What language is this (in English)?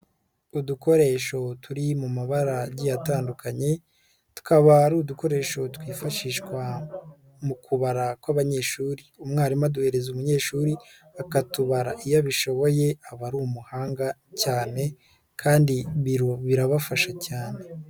Kinyarwanda